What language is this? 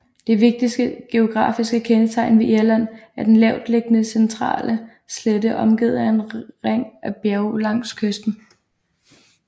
Danish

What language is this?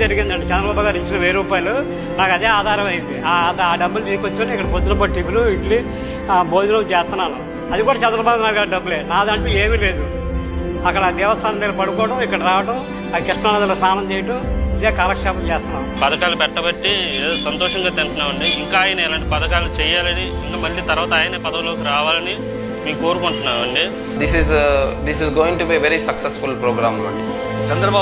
Telugu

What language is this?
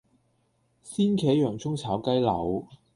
Cantonese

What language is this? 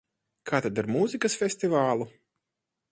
Latvian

